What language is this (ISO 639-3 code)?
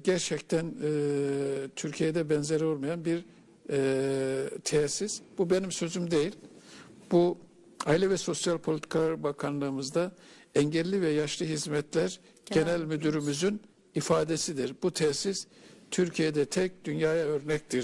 tur